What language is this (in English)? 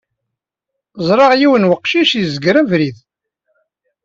Kabyle